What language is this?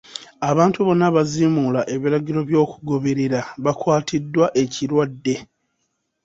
Ganda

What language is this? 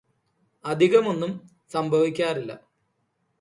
Malayalam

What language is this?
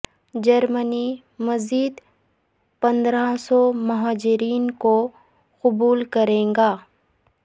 Urdu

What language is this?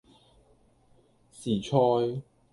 Cantonese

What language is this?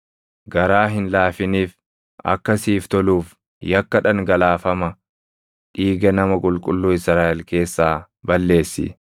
Oromo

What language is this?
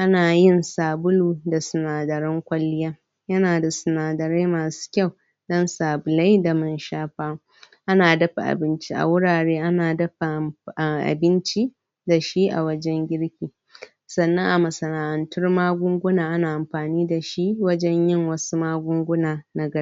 Hausa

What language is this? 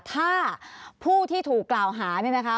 Thai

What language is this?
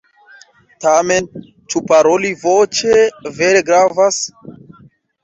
Esperanto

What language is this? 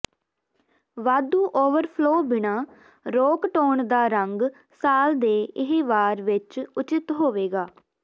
Punjabi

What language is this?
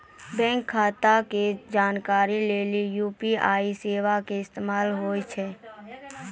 Maithili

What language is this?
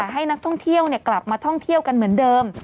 Thai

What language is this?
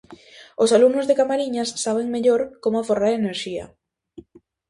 Galician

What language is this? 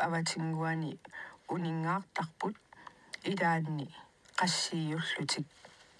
Arabic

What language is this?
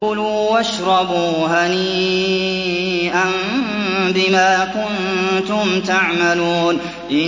Arabic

